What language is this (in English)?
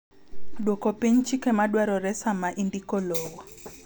Luo (Kenya and Tanzania)